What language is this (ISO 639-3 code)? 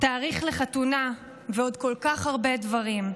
heb